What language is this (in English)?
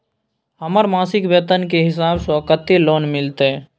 Maithili